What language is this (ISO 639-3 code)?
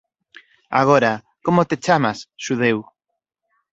glg